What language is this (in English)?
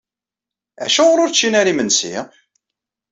Kabyle